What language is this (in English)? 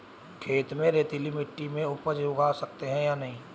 Hindi